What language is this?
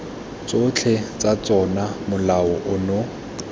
Tswana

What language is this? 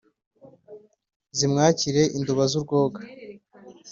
Kinyarwanda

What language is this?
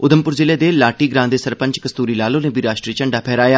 Dogri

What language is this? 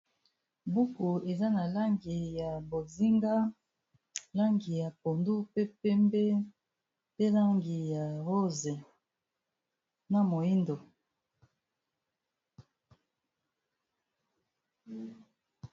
Lingala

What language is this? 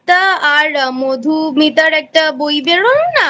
Bangla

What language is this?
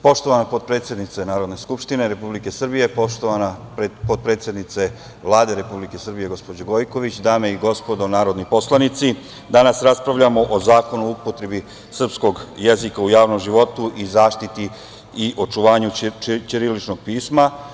Serbian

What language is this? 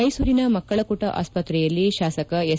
Kannada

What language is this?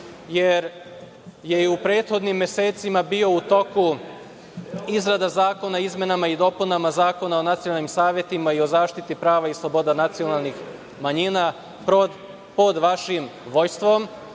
Serbian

